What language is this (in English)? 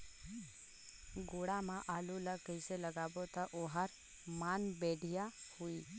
Chhattisgarhi